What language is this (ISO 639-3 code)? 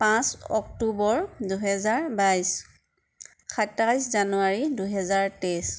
asm